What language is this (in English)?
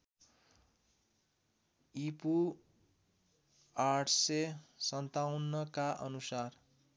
Nepali